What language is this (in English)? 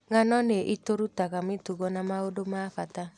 Kikuyu